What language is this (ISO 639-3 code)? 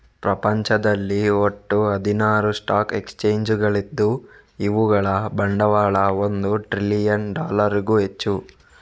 kan